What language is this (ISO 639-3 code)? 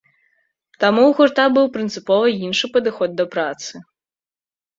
bel